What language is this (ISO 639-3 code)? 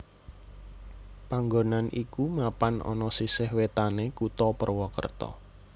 jav